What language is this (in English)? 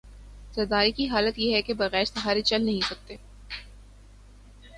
Urdu